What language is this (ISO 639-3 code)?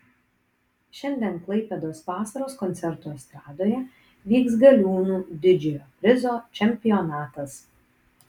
lit